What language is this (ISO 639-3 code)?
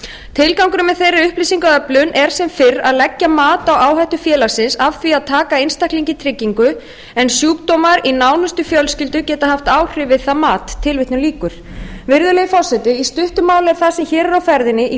isl